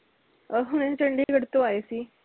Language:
Punjabi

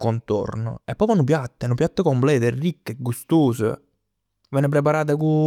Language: Neapolitan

